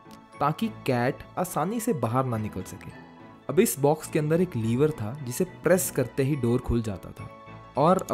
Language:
Hindi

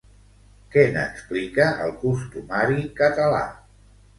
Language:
Catalan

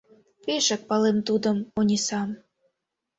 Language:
Mari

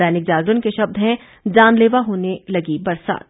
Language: Hindi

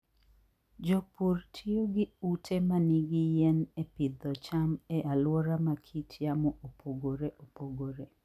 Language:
Luo (Kenya and Tanzania)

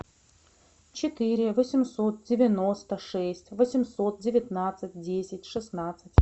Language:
Russian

